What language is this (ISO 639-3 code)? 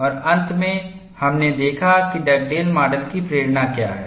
hin